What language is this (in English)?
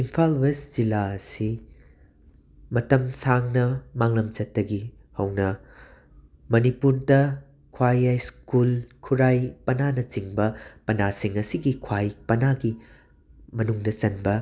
Manipuri